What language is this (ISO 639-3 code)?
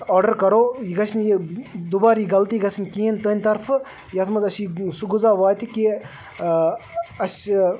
kas